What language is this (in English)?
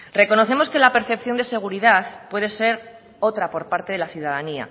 Spanish